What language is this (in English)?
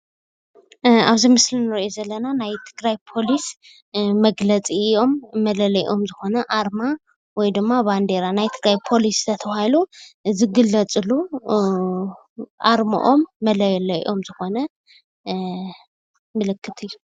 Tigrinya